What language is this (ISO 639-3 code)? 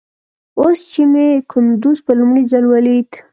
pus